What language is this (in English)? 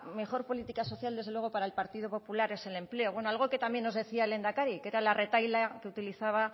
Spanish